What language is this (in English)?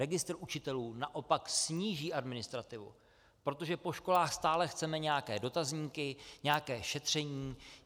Czech